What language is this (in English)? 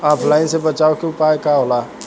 Bhojpuri